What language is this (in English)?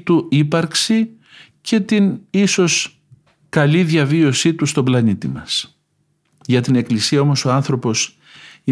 Greek